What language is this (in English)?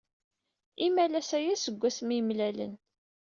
Kabyle